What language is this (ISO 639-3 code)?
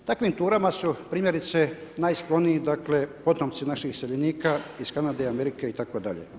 hrv